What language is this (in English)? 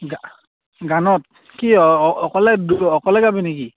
Assamese